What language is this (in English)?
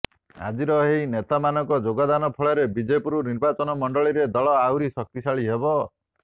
Odia